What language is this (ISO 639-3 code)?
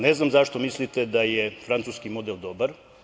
srp